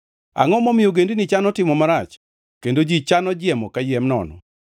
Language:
Luo (Kenya and Tanzania)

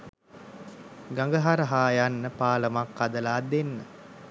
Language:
Sinhala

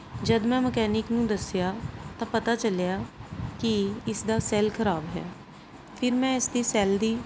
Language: Punjabi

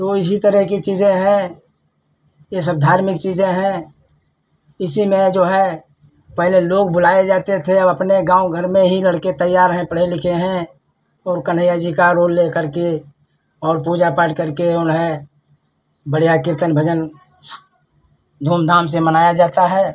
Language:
Hindi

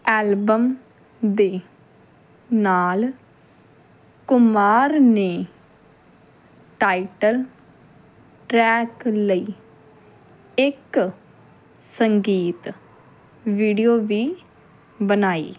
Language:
Punjabi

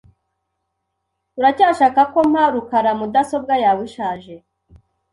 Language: Kinyarwanda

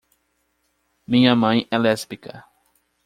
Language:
Portuguese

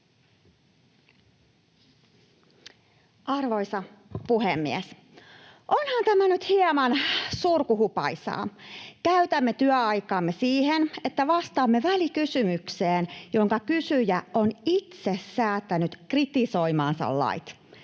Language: Finnish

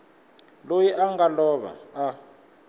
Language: Tsonga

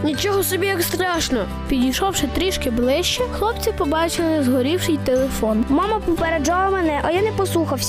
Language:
Ukrainian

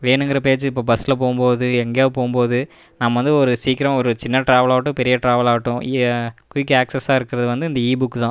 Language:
Tamil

